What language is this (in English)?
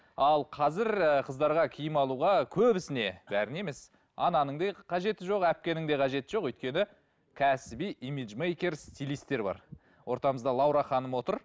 Kazakh